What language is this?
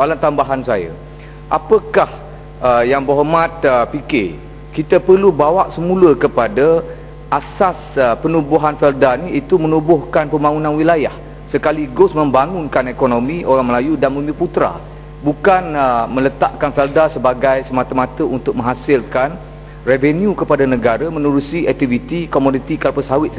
Malay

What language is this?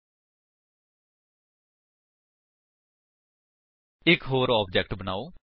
Punjabi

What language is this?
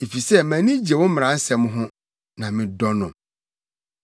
Akan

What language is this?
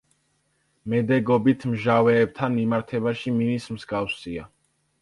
Georgian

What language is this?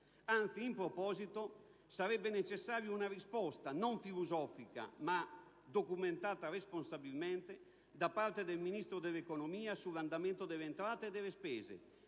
Italian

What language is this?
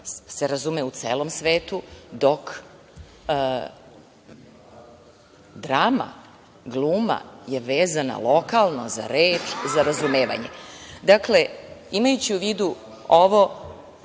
Serbian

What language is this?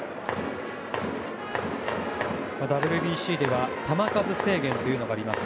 Japanese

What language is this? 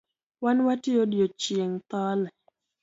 Luo (Kenya and Tanzania)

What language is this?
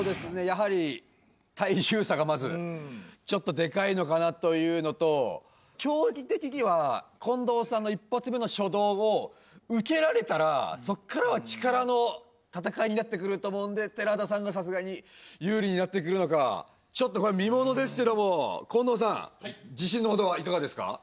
Japanese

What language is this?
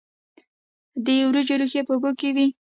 Pashto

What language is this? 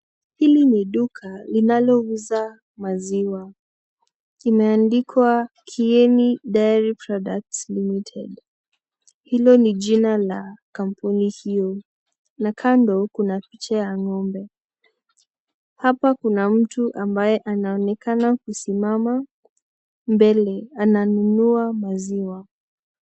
Swahili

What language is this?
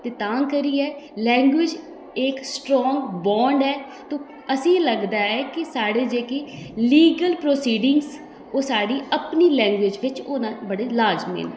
Dogri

